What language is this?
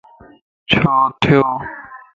Lasi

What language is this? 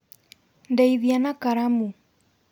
Kikuyu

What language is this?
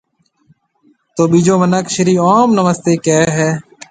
Marwari (Pakistan)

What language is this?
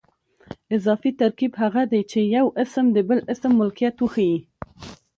Pashto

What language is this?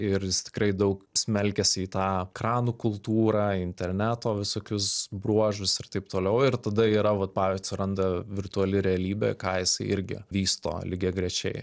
Lithuanian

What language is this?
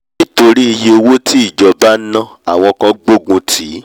Yoruba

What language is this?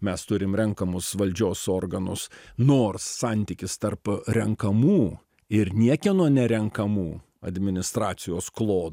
Lithuanian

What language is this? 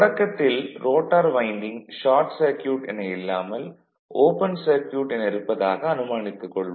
Tamil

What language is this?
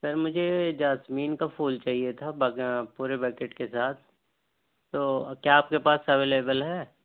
Urdu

